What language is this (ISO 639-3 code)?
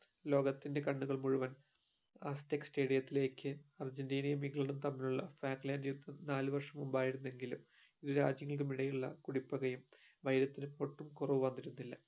mal